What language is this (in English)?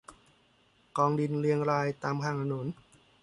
Thai